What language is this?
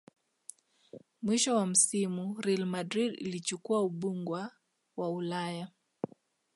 Swahili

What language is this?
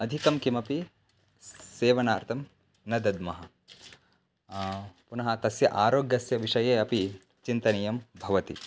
Sanskrit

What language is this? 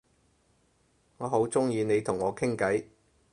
Cantonese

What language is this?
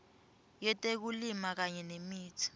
Swati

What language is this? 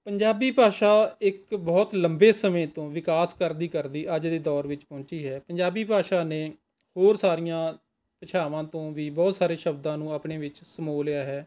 Punjabi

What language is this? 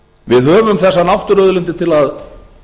Icelandic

